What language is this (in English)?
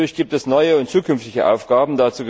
German